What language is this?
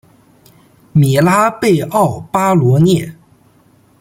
Chinese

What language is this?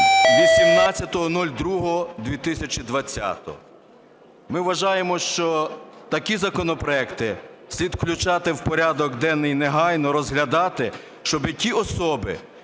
Ukrainian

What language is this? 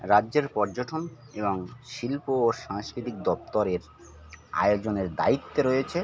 Bangla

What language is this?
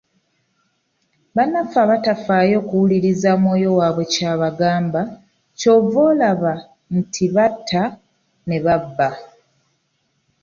Ganda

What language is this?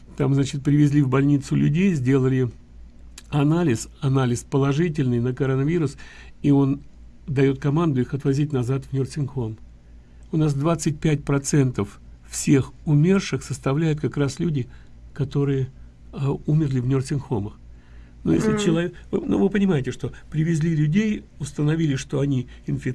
Russian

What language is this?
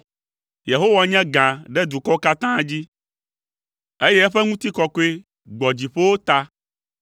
Ewe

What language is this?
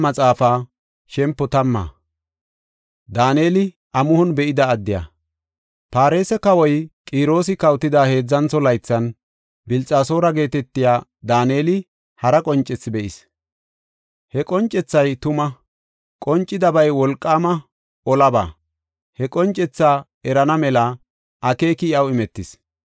Gofa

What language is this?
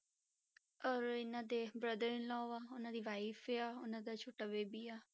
Punjabi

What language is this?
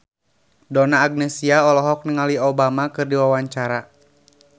Sundanese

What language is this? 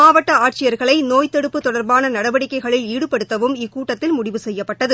Tamil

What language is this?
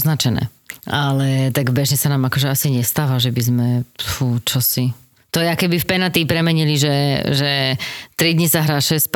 Slovak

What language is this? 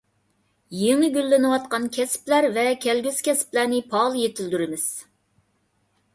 Uyghur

